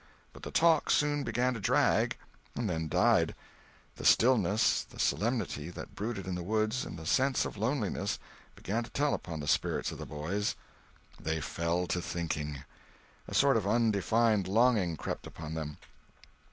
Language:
English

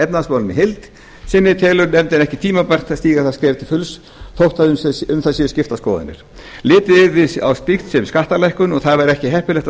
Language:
Icelandic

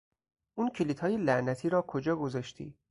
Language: Persian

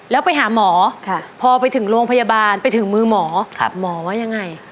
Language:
Thai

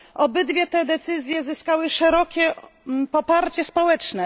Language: Polish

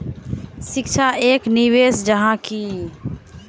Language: Magahi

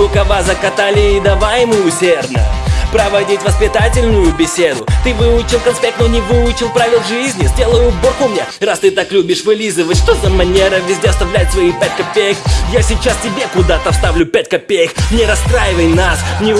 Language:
Russian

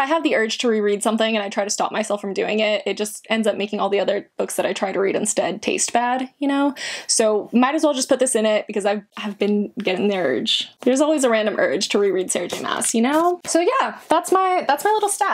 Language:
English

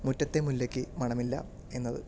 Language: Malayalam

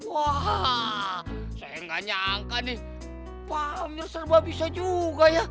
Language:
Indonesian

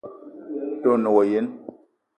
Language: Eton (Cameroon)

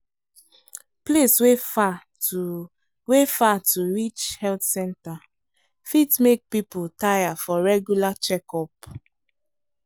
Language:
Nigerian Pidgin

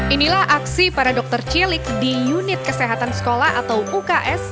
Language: Indonesian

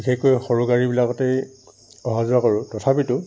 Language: Assamese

